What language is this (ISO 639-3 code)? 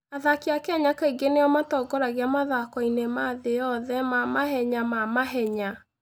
kik